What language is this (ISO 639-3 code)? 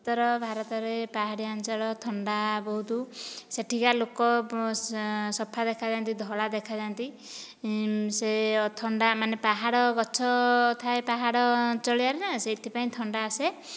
ori